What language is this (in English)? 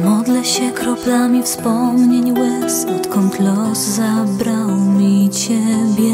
Polish